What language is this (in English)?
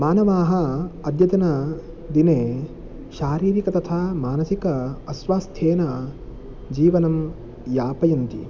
Sanskrit